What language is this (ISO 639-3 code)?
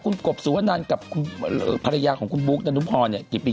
tha